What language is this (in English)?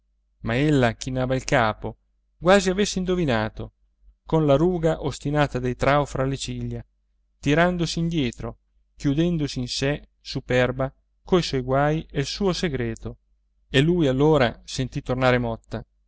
Italian